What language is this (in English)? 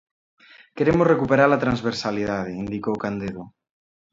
Galician